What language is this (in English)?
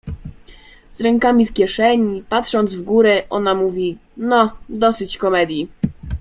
Polish